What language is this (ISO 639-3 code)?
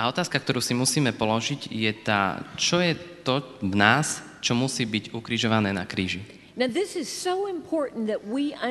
slk